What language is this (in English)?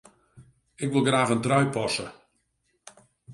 Western Frisian